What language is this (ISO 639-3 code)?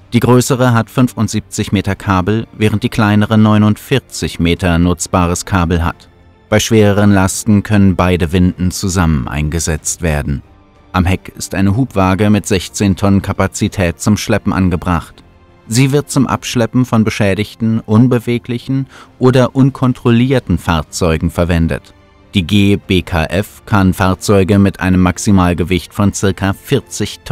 deu